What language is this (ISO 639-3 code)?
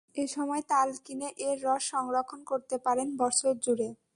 ben